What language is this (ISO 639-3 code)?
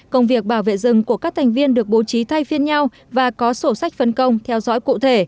vie